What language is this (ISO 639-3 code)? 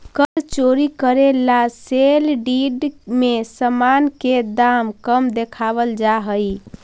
mag